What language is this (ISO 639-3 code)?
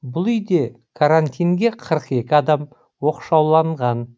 kaz